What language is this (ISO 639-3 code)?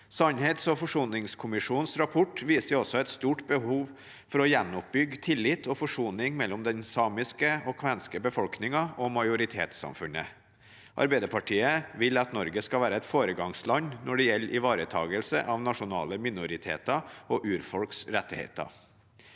nor